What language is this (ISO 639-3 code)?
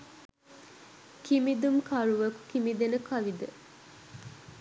sin